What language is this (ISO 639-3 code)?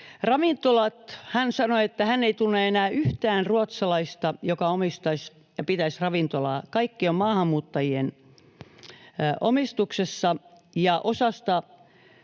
fin